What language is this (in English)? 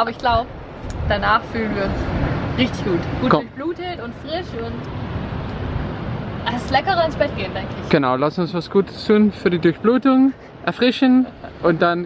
German